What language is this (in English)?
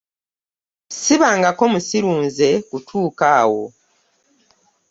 Ganda